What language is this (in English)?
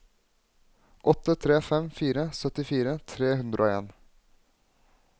Norwegian